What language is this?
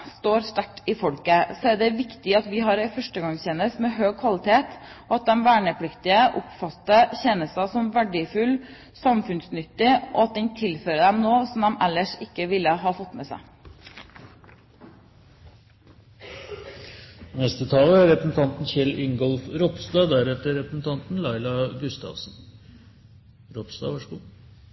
Norwegian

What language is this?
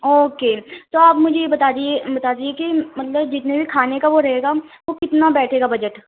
Urdu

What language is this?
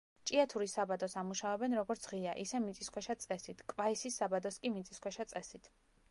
Georgian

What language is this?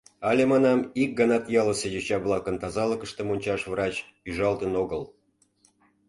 Mari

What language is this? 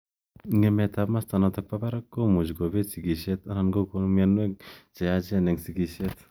Kalenjin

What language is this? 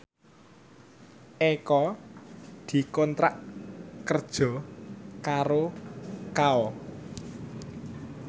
Javanese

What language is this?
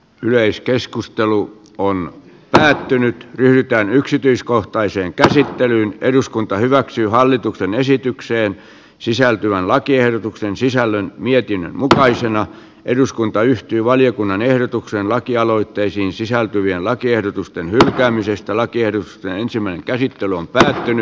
Finnish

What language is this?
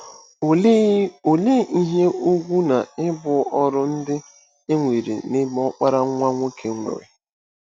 Igbo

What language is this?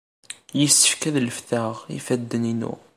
Kabyle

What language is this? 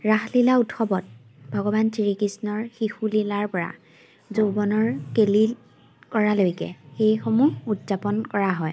Assamese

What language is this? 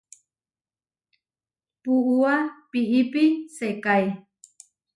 Huarijio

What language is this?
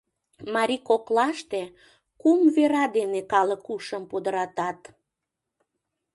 Mari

